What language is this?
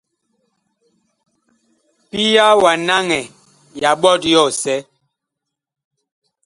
Bakoko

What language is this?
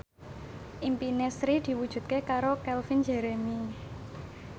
Javanese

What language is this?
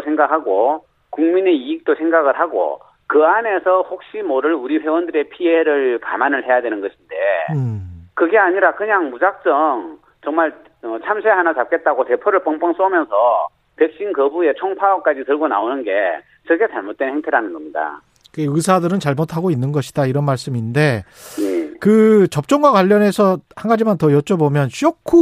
Korean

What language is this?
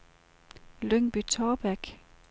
Danish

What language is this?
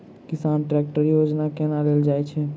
Maithili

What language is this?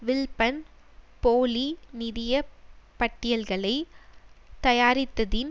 Tamil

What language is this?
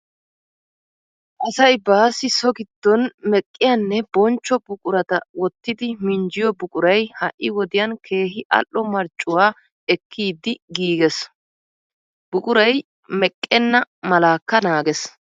Wolaytta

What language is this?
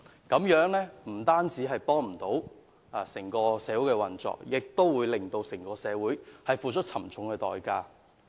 Cantonese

